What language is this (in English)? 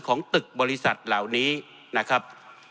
Thai